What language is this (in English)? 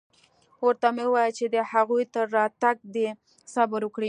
Pashto